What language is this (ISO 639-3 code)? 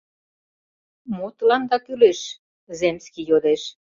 chm